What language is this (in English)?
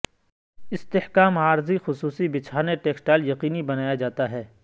Urdu